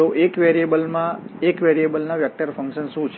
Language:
Gujarati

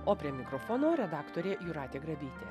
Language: Lithuanian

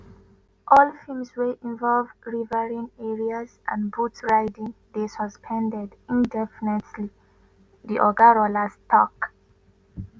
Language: Nigerian Pidgin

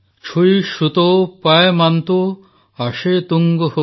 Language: Odia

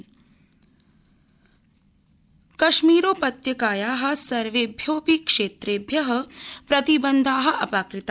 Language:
Sanskrit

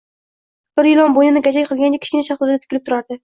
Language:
Uzbek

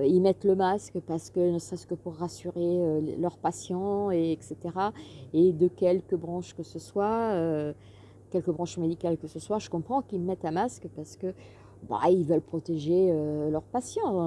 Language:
French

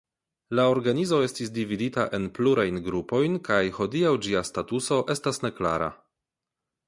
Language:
Esperanto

